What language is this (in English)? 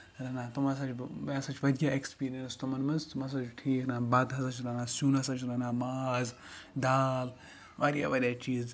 Kashmiri